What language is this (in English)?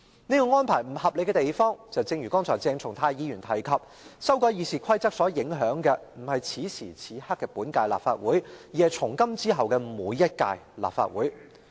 Cantonese